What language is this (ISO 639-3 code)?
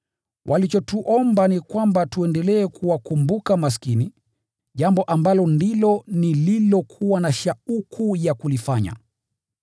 swa